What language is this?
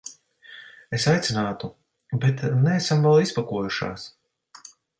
Latvian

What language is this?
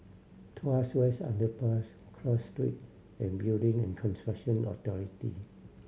English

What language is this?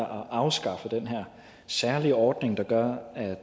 Danish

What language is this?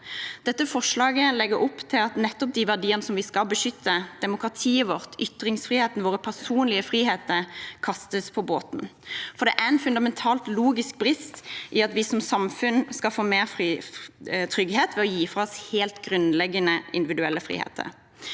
Norwegian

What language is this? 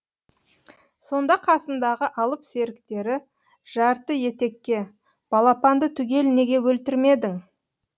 Kazakh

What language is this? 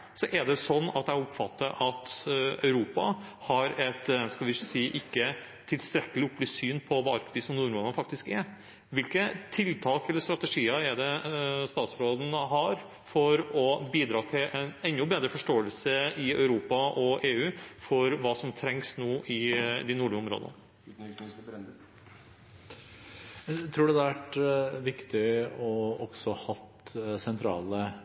Norwegian Bokmål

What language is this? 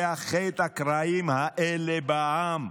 Hebrew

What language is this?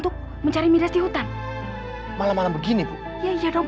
Indonesian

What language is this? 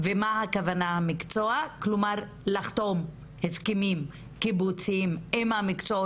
Hebrew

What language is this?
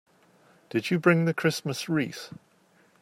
English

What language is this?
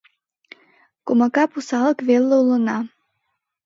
Mari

